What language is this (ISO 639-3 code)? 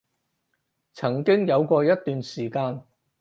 yue